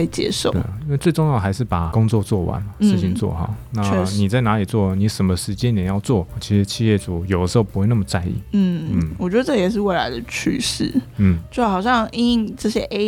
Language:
Chinese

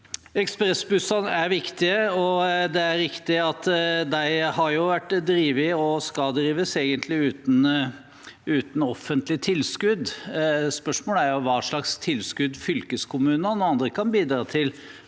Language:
Norwegian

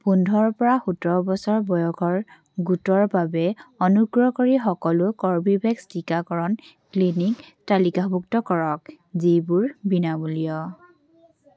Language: Assamese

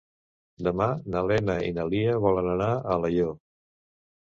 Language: Catalan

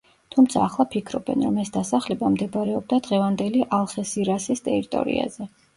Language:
Georgian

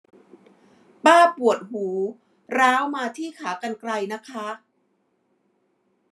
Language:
Thai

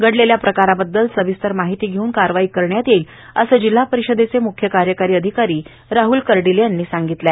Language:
Marathi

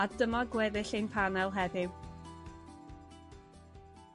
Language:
Welsh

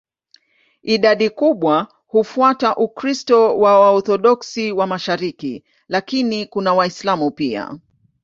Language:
Swahili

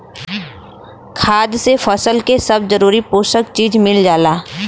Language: Bhojpuri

